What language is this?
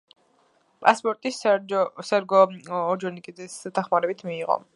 Georgian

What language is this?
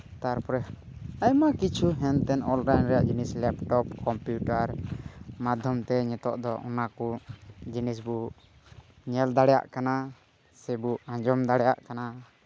Santali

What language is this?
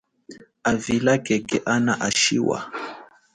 Chokwe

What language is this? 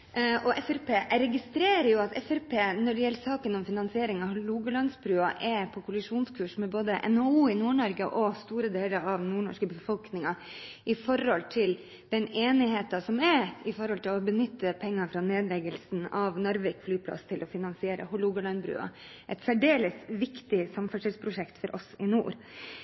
Norwegian Bokmål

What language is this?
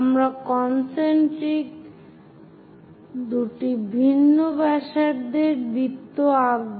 Bangla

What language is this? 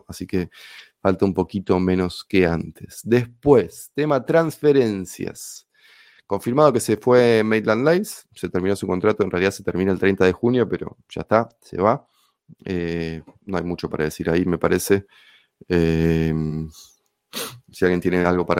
Spanish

